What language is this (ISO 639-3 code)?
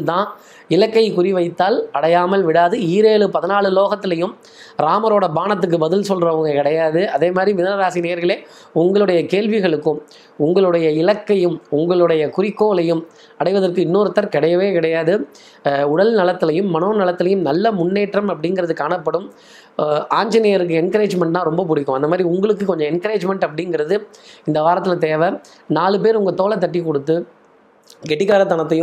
tam